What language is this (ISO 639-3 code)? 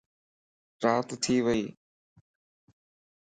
lss